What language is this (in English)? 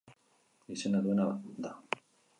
Basque